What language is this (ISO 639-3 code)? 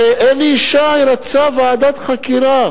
heb